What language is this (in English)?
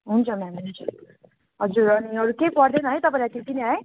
Nepali